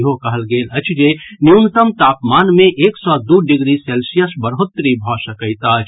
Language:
Maithili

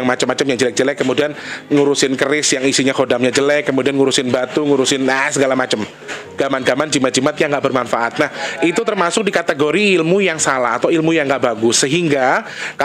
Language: Indonesian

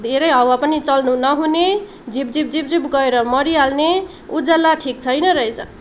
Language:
Nepali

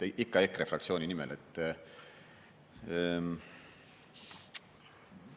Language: Estonian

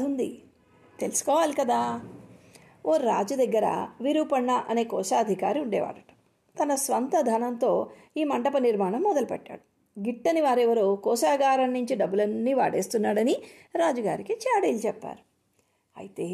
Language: Telugu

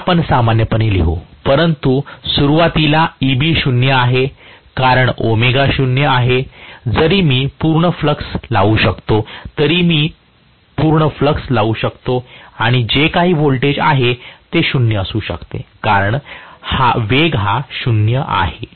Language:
Marathi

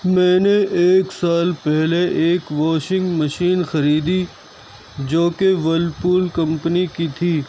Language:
Urdu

